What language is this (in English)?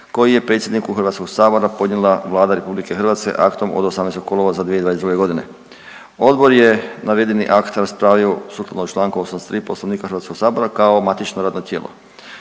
Croatian